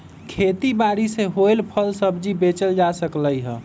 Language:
Magahi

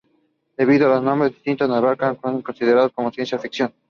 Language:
Spanish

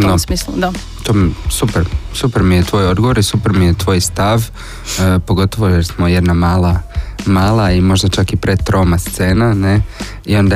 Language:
Croatian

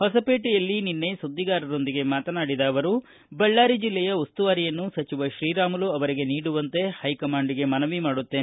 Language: Kannada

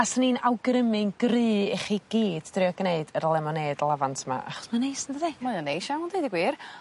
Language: Welsh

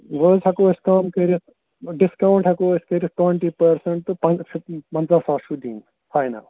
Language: Kashmiri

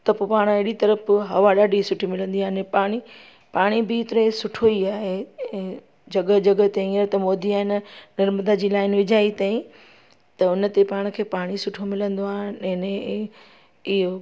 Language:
Sindhi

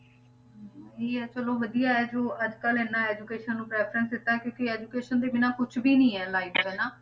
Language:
Punjabi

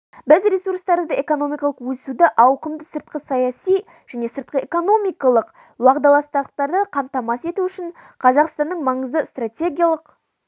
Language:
Kazakh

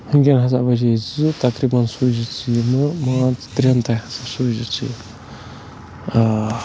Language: Kashmiri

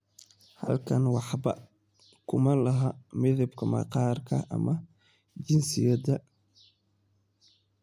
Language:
Somali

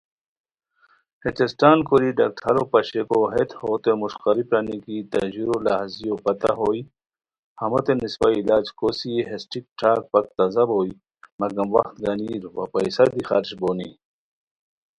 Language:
Khowar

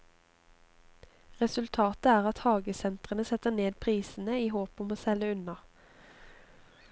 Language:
Norwegian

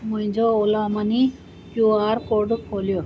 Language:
Sindhi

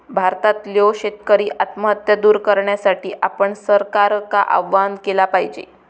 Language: Marathi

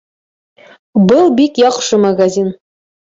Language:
Bashkir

